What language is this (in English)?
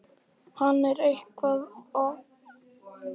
Icelandic